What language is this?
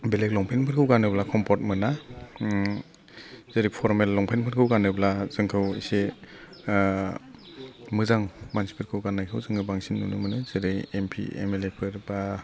Bodo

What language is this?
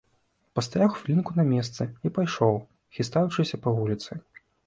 Belarusian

